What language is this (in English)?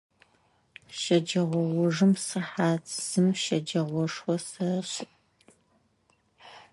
Adyghe